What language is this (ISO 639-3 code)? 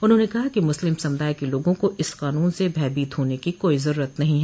hin